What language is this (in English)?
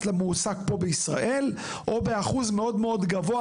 Hebrew